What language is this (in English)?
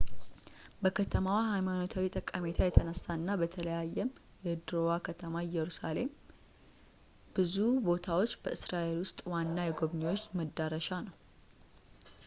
Amharic